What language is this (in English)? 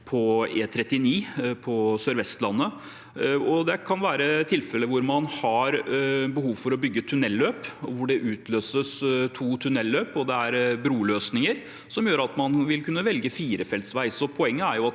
Norwegian